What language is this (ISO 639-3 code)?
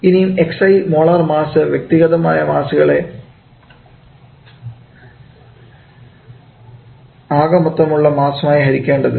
mal